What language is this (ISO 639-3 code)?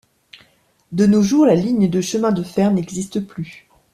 fra